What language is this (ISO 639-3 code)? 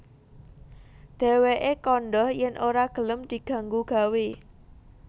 jav